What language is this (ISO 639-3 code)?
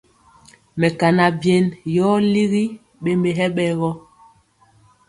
mcx